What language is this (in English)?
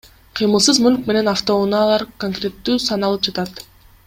Kyrgyz